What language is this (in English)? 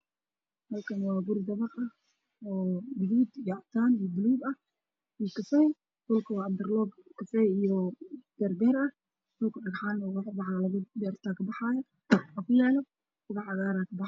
Somali